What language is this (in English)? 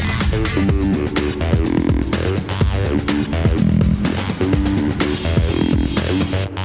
Catalan